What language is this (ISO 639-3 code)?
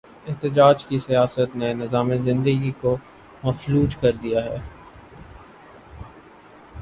urd